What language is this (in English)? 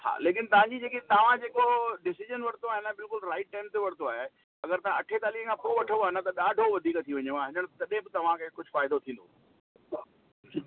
Sindhi